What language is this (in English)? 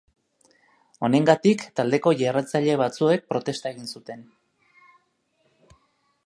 Basque